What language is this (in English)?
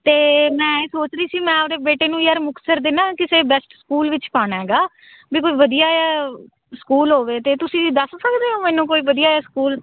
Punjabi